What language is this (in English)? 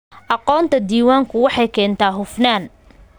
Somali